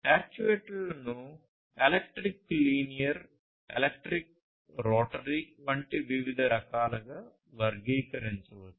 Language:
Telugu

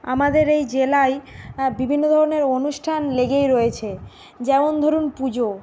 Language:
Bangla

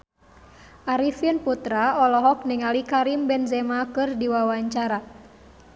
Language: Sundanese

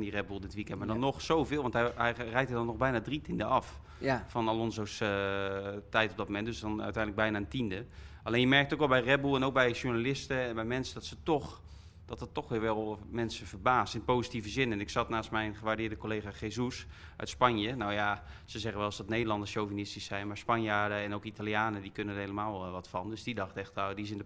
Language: Dutch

